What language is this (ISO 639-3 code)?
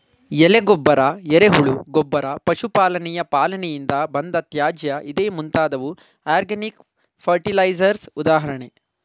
kan